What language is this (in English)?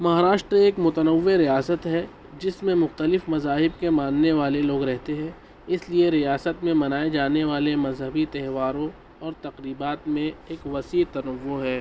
Urdu